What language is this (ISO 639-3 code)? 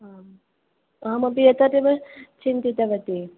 san